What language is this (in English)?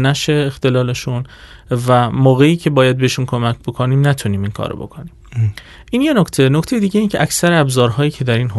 Persian